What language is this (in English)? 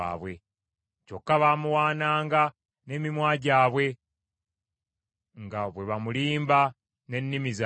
Ganda